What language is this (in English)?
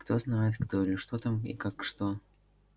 Russian